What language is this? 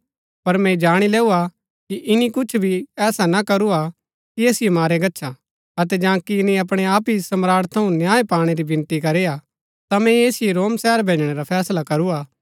Gaddi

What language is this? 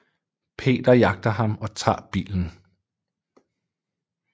Danish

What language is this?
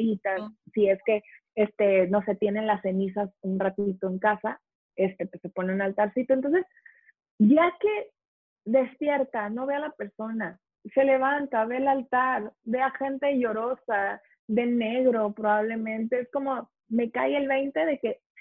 Spanish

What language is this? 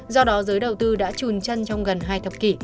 Vietnamese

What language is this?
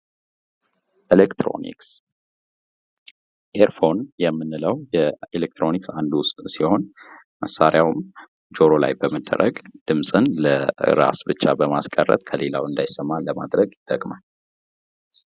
Amharic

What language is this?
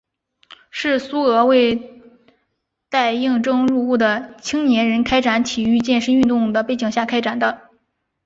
Chinese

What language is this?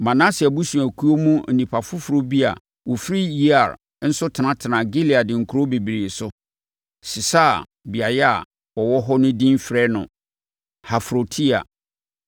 Akan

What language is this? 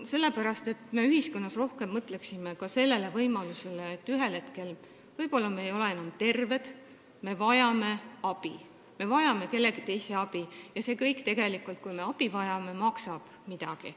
Estonian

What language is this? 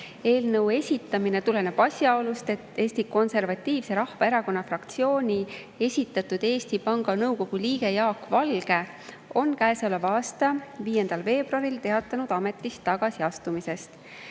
Estonian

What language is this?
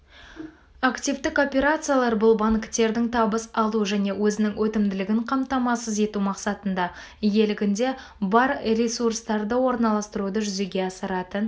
Kazakh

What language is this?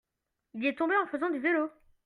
French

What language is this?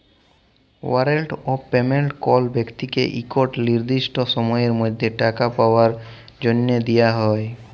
Bangla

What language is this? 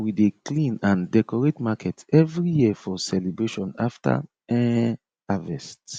Nigerian Pidgin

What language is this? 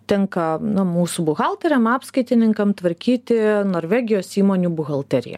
Lithuanian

